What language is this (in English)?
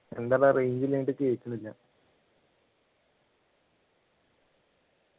Malayalam